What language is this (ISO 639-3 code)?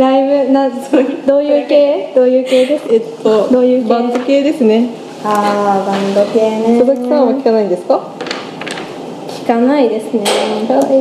jpn